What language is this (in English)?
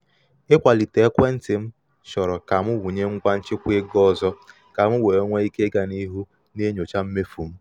Igbo